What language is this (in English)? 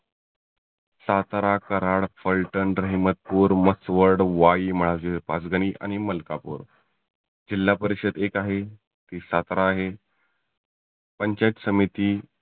Marathi